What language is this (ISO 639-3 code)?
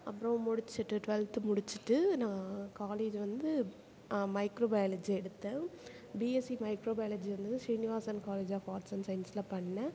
tam